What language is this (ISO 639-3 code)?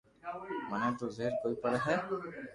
lrk